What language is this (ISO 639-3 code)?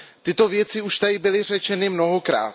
ces